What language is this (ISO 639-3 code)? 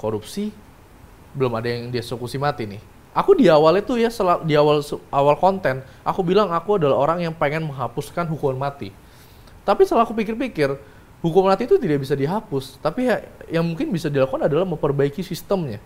ind